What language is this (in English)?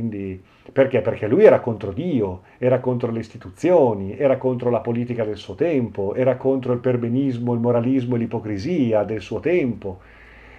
Italian